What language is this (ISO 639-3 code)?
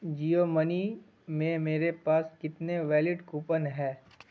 urd